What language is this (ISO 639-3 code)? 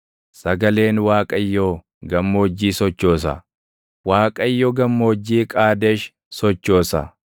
orm